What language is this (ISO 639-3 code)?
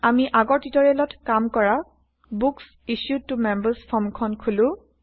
asm